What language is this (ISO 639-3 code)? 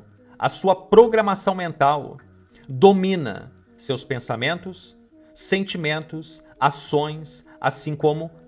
por